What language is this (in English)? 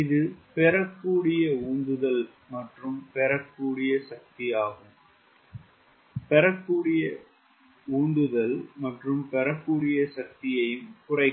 Tamil